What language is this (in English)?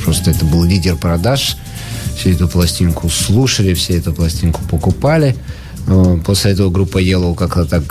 Russian